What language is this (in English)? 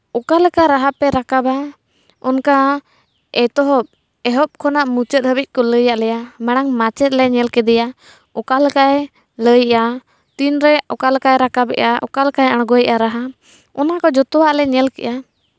Santali